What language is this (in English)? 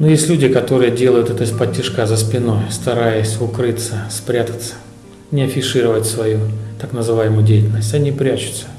Russian